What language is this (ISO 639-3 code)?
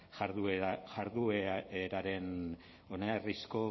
eus